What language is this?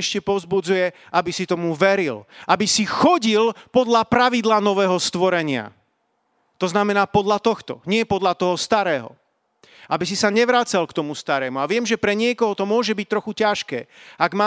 Slovak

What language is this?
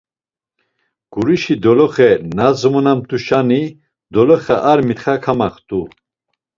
Laz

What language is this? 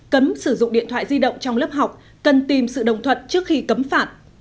Vietnamese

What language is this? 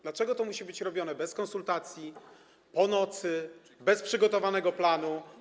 Polish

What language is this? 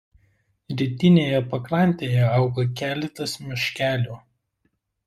Lithuanian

